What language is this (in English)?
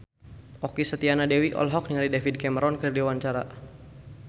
Sundanese